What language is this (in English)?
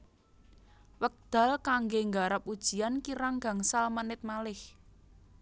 Javanese